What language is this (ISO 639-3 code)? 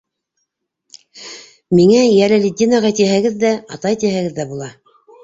bak